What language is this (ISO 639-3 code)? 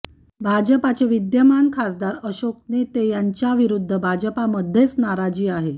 mar